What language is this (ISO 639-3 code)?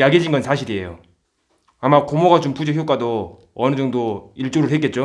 kor